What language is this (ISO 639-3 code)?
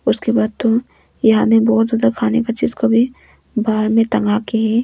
hin